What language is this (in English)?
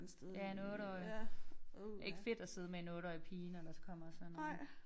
Danish